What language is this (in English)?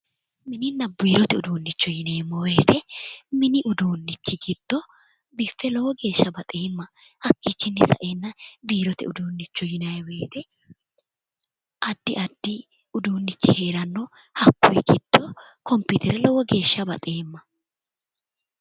Sidamo